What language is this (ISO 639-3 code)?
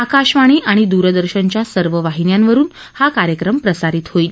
mar